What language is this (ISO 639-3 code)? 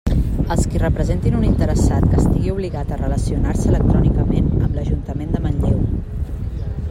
cat